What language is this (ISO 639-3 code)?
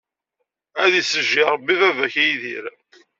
kab